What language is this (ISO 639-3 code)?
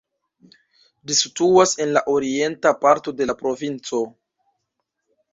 epo